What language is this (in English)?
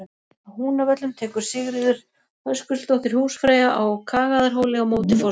Icelandic